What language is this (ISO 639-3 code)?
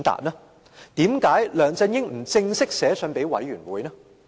yue